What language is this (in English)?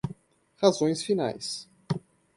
Portuguese